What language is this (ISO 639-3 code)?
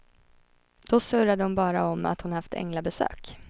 swe